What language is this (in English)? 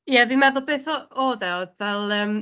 Welsh